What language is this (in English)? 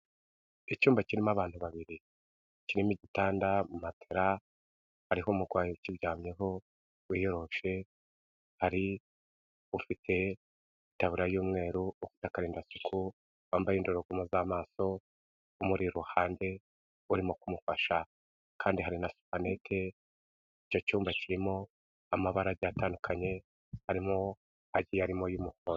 Kinyarwanda